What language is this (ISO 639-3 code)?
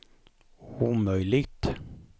swe